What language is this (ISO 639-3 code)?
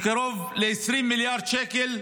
heb